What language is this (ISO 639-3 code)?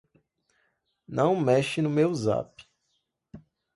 por